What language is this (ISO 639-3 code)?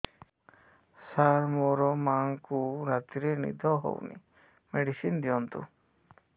ori